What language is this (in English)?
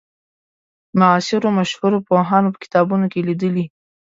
Pashto